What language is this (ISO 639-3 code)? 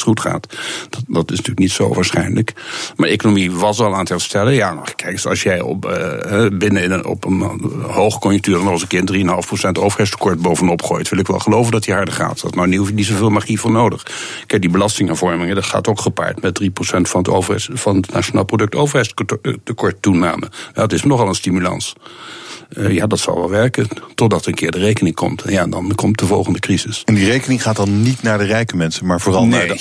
nld